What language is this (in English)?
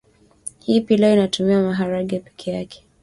Swahili